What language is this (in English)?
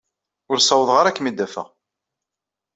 Kabyle